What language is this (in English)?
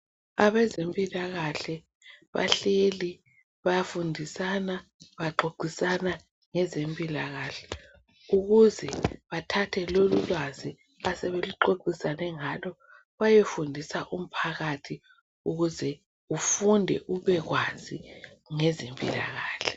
North Ndebele